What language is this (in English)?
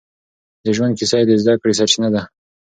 Pashto